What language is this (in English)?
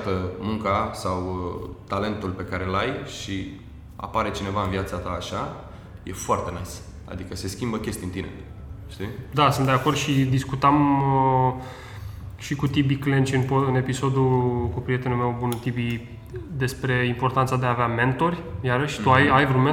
Romanian